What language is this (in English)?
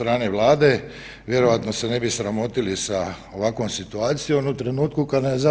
Croatian